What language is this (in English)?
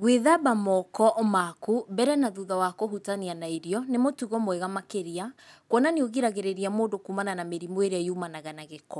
Kikuyu